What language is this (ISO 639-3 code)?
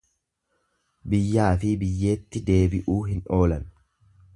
orm